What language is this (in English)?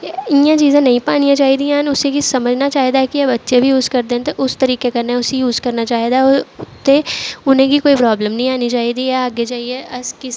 Dogri